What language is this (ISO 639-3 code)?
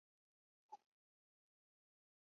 zho